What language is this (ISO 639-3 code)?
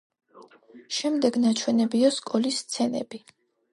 kat